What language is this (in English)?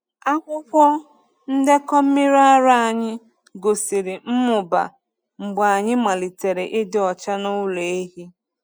Igbo